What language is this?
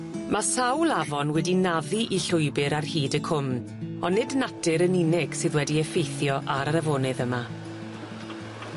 Welsh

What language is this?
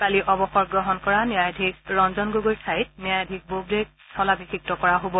Assamese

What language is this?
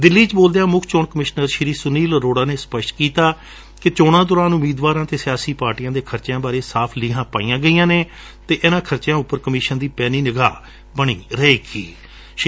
Punjabi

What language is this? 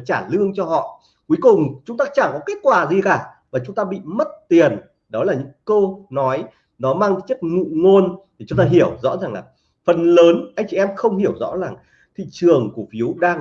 Vietnamese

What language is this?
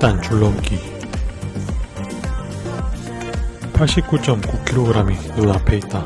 Korean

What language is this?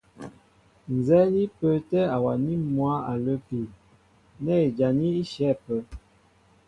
Mbo (Cameroon)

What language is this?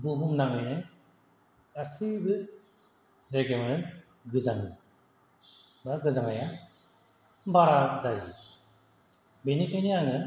Bodo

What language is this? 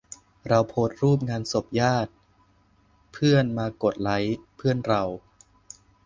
Thai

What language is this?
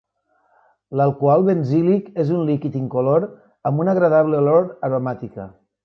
Catalan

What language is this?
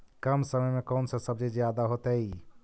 Magahi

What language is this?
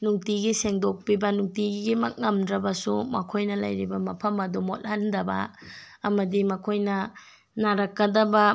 Manipuri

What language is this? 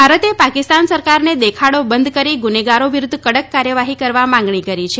Gujarati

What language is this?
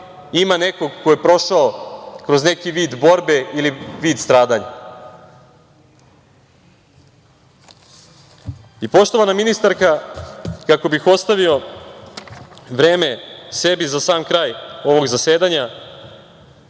Serbian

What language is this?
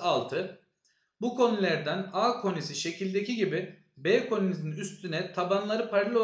Turkish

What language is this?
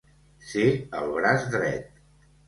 Catalan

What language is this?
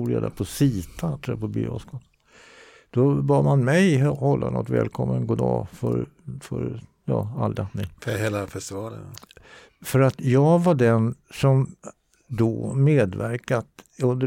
Swedish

